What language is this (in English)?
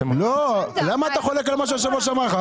Hebrew